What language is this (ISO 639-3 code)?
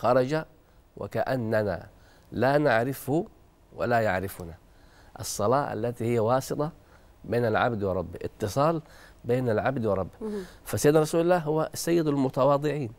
ara